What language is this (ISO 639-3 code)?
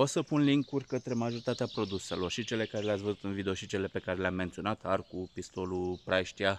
ron